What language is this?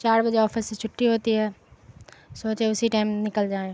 Urdu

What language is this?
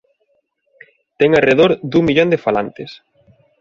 Galician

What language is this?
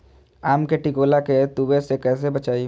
Magahi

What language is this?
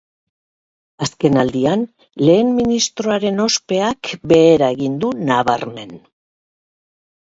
Basque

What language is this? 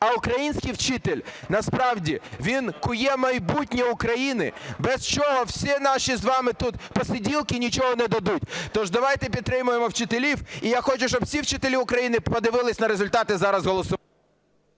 Ukrainian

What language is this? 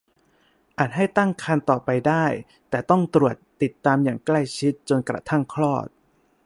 Thai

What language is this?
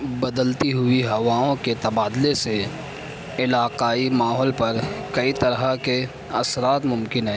Urdu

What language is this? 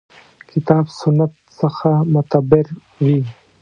Pashto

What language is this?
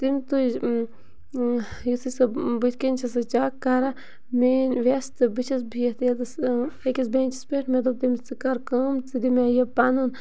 Kashmiri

